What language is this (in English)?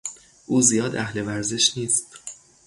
Persian